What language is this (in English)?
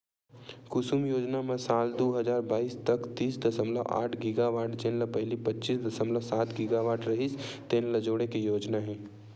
Chhattisgarhi